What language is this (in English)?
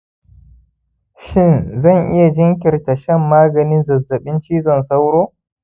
Hausa